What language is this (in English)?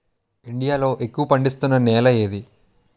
Telugu